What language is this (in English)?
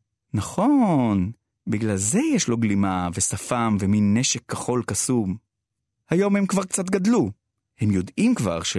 Hebrew